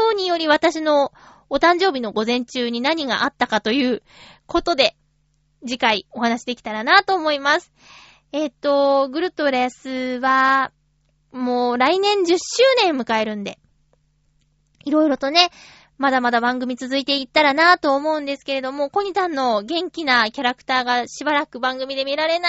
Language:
Japanese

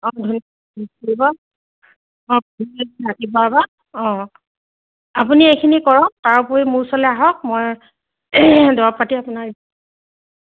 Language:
Assamese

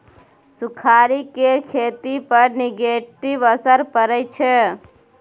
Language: Maithili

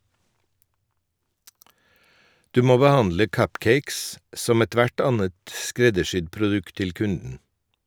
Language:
Norwegian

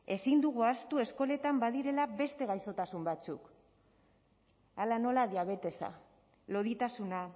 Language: Basque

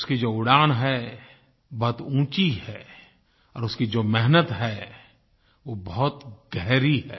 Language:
Hindi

